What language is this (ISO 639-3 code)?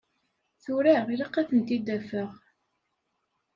kab